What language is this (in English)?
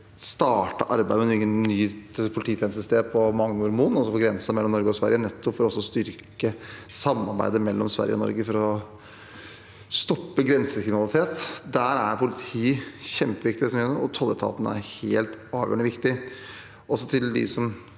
Norwegian